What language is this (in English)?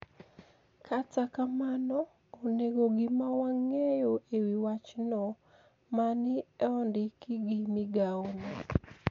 Luo (Kenya and Tanzania)